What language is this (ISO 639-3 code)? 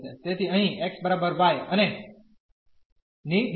guj